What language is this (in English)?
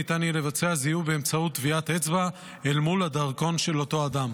Hebrew